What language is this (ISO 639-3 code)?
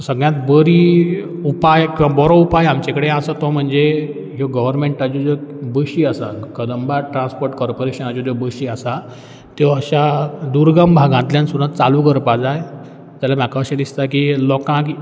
kok